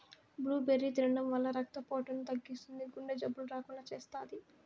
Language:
Telugu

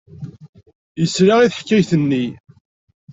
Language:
Kabyle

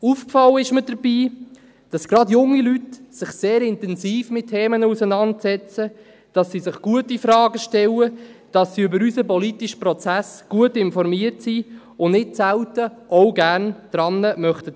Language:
Swiss German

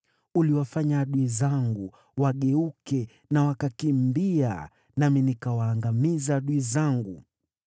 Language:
Swahili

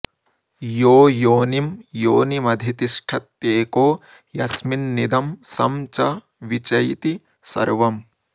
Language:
Sanskrit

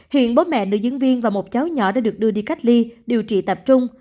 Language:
Vietnamese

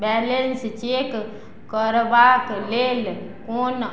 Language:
Maithili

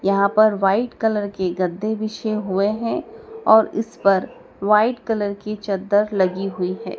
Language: Hindi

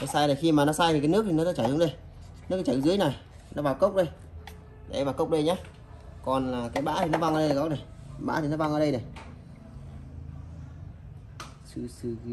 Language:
Vietnamese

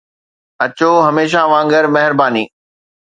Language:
Sindhi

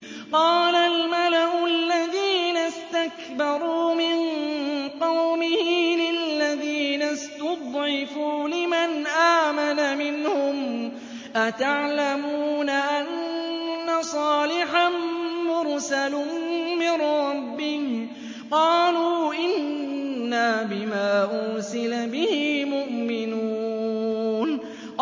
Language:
Arabic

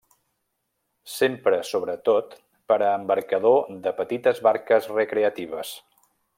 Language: Catalan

